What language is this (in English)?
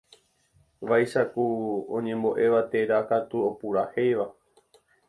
Guarani